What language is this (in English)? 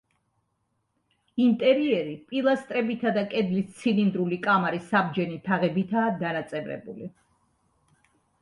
Georgian